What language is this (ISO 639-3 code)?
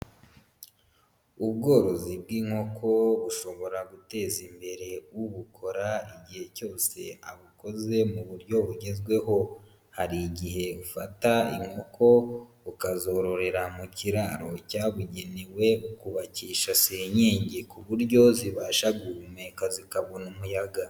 kin